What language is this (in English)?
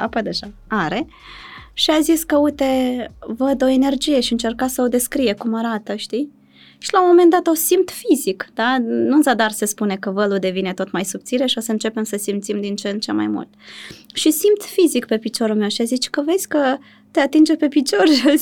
Romanian